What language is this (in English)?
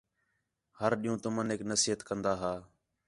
Khetrani